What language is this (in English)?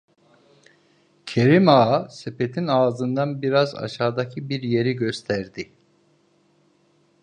Turkish